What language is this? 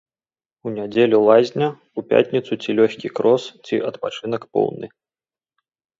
Belarusian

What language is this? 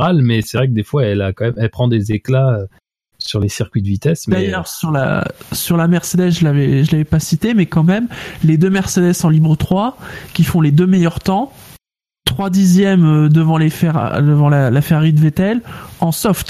French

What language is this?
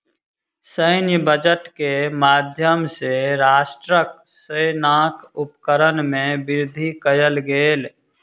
Maithili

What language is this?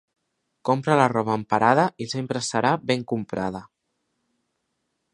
Catalan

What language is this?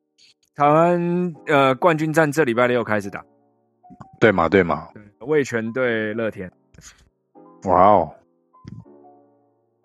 Chinese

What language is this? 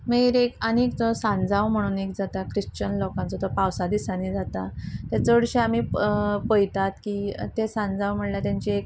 Konkani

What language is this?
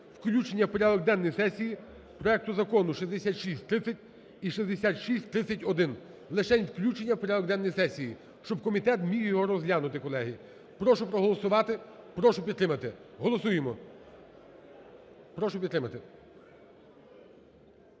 Ukrainian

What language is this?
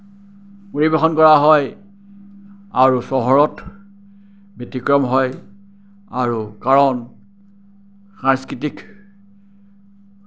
Assamese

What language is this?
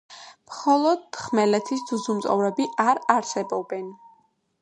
Georgian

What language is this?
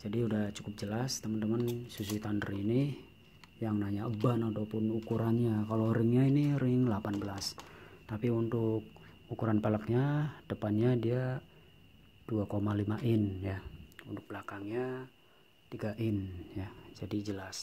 Indonesian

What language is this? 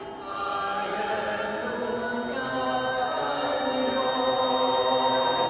Welsh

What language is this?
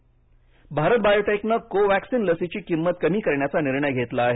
Marathi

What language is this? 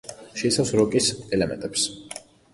Georgian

